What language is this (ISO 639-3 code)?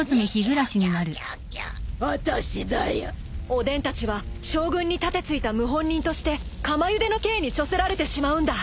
jpn